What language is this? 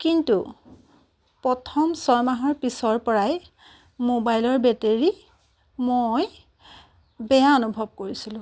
Assamese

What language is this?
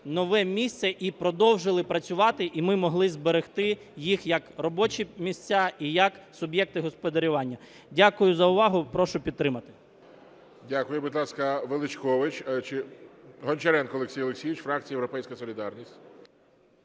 Ukrainian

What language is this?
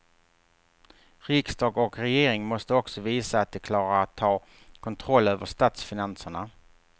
Swedish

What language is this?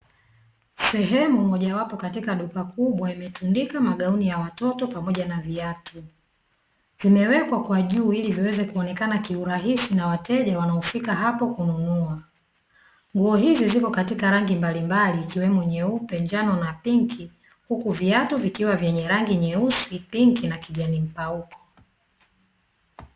Swahili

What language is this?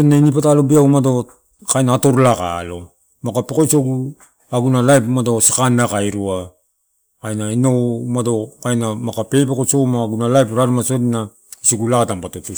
Torau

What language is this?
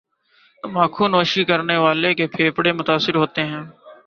Urdu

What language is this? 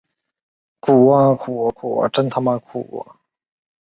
Chinese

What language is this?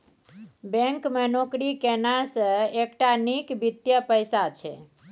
Maithili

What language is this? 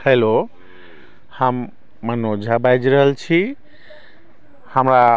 Maithili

